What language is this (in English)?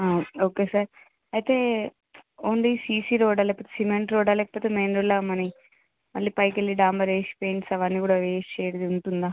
Telugu